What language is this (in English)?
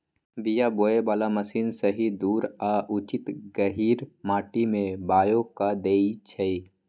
Magahi